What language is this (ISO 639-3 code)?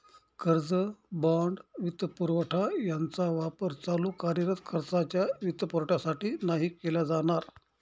mar